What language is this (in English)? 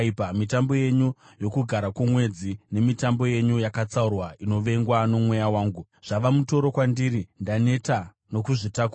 Shona